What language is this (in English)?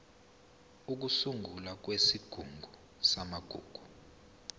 Zulu